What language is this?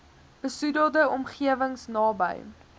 Afrikaans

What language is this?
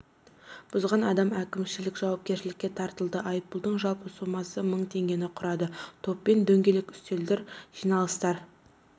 Kazakh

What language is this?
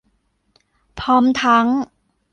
Thai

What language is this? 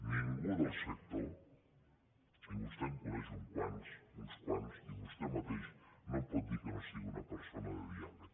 Catalan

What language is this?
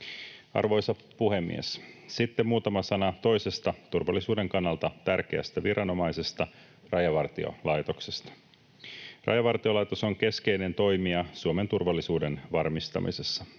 Finnish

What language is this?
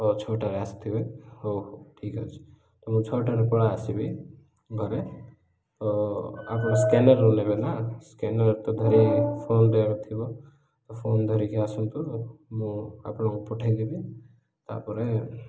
Odia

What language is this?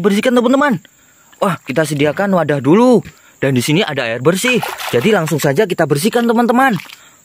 Indonesian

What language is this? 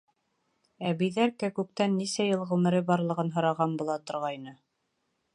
Bashkir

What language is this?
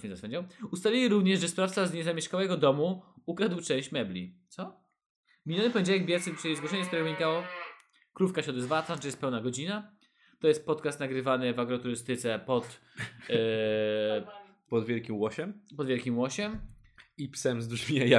Polish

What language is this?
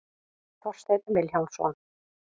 Icelandic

